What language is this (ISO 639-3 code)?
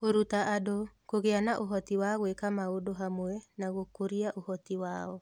kik